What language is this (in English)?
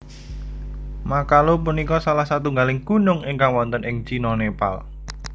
Javanese